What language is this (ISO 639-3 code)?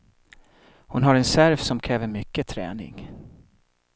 swe